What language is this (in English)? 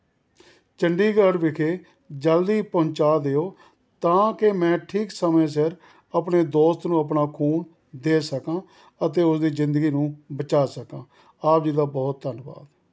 Punjabi